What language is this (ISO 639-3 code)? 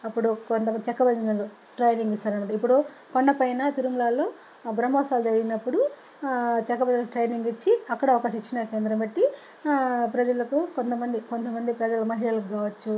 tel